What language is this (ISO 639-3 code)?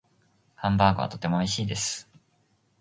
jpn